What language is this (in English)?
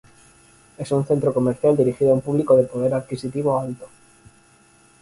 Spanish